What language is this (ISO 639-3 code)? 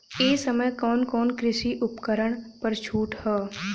bho